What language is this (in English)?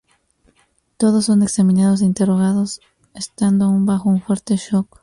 Spanish